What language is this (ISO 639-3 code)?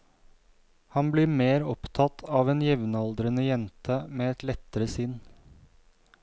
nor